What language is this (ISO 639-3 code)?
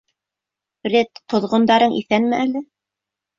bak